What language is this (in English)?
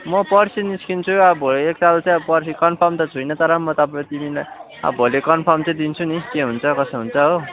Nepali